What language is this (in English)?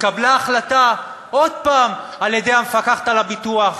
Hebrew